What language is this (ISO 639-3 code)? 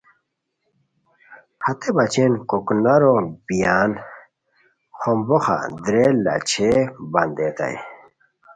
khw